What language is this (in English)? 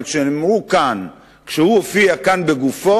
Hebrew